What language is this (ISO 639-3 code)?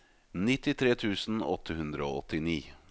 nor